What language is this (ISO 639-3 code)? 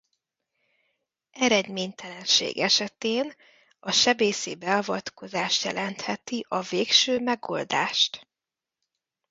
hun